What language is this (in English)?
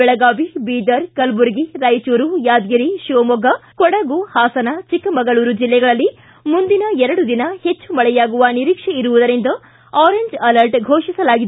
Kannada